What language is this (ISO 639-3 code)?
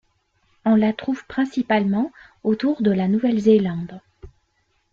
fra